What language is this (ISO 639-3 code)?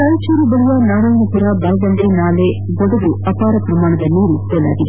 kan